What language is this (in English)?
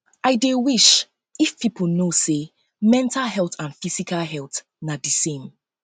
Nigerian Pidgin